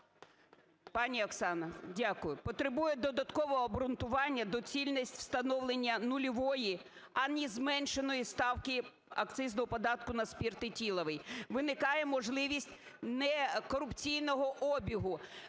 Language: Ukrainian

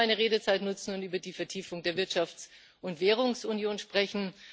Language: German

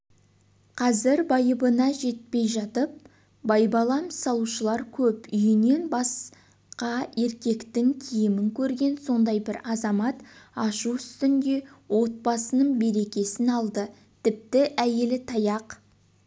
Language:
Kazakh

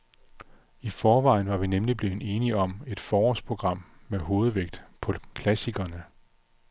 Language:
Danish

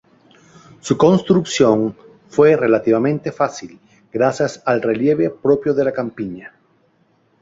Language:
Spanish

